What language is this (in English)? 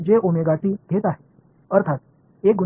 Tamil